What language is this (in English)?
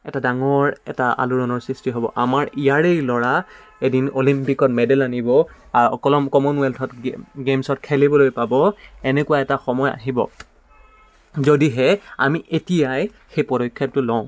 Assamese